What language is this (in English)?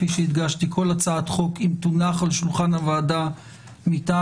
Hebrew